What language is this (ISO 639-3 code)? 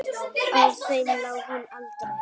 isl